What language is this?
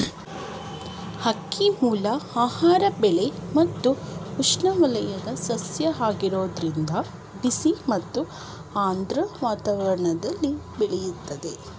Kannada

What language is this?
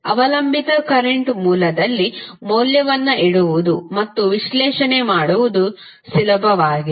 Kannada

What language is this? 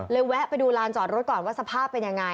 Thai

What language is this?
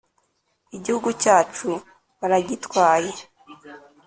Kinyarwanda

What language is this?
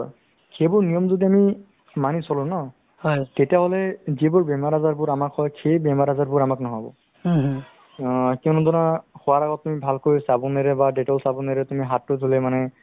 Assamese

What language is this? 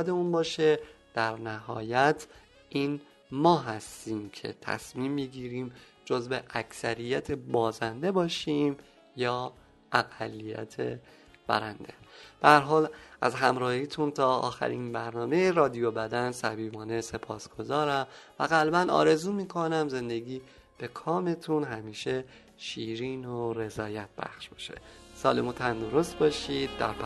Persian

